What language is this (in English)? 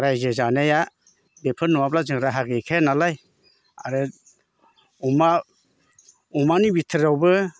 Bodo